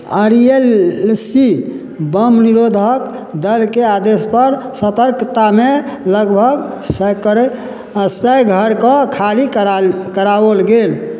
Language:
Maithili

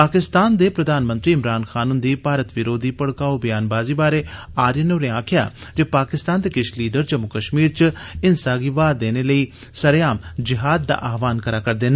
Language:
Dogri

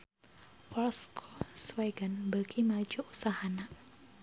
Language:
Sundanese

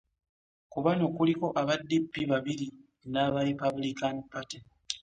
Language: Ganda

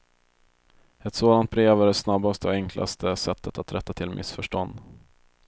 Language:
Swedish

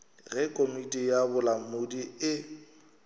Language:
Northern Sotho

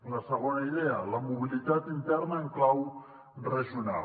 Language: Catalan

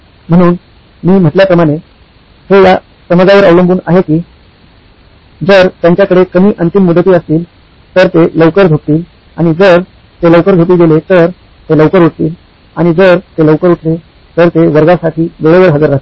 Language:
Marathi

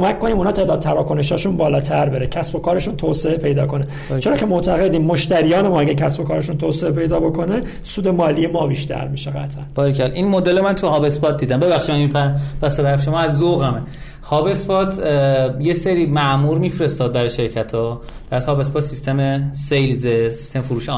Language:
Persian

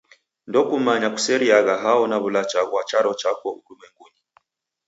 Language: Taita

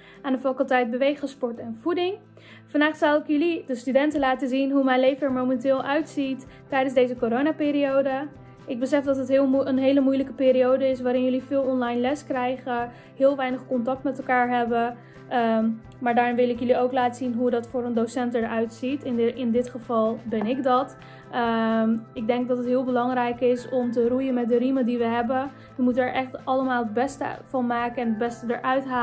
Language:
Dutch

